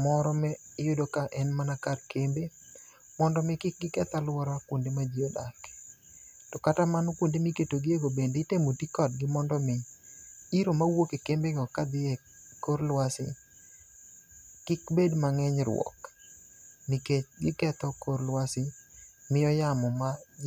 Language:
Luo (Kenya and Tanzania)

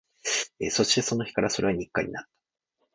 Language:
Japanese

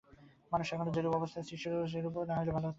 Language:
Bangla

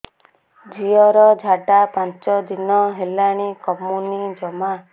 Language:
Odia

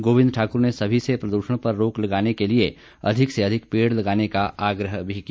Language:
Hindi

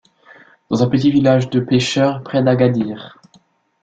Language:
French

